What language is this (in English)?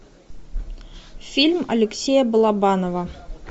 Russian